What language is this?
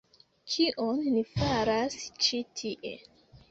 Esperanto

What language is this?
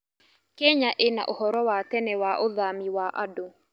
Kikuyu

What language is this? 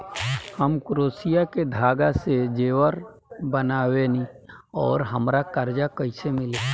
Bhojpuri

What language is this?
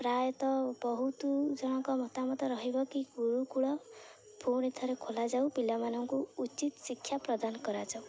Odia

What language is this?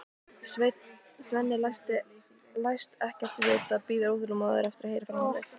Icelandic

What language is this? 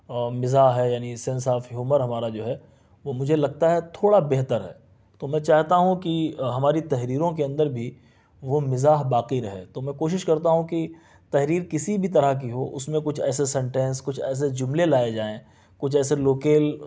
Urdu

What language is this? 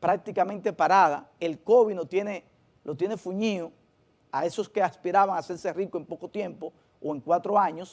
Spanish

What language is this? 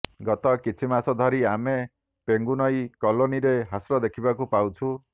Odia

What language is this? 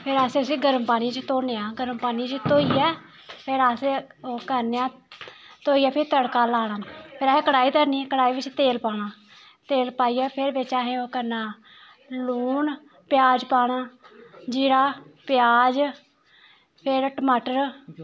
Dogri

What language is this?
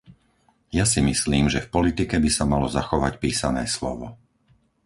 Slovak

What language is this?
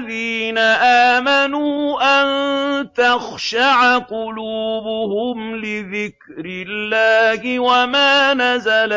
Arabic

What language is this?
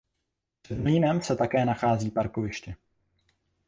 Czech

